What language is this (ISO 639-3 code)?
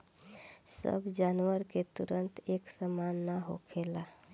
bho